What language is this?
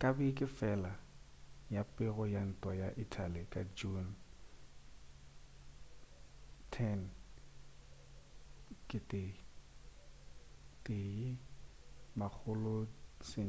Northern Sotho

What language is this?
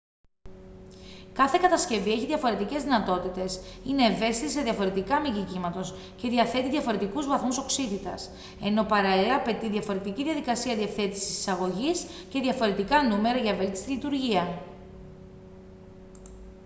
Greek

